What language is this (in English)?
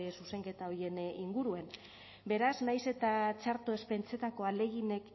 Basque